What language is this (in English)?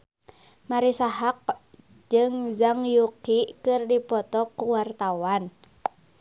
Sundanese